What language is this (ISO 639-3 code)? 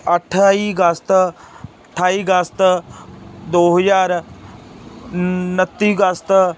pan